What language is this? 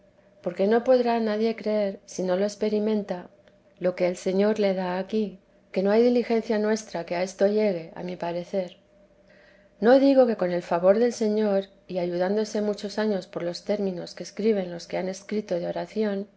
Spanish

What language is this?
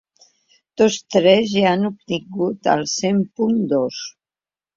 Catalan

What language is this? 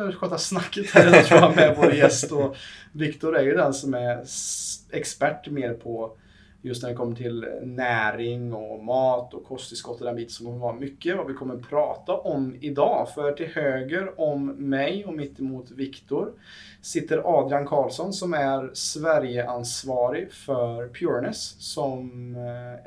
Swedish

